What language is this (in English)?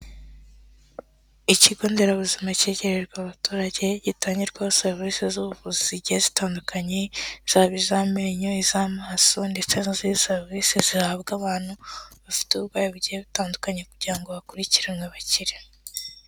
Kinyarwanda